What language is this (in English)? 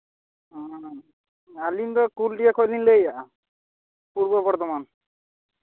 Santali